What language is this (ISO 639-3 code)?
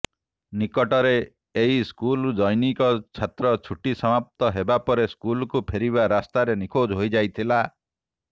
ori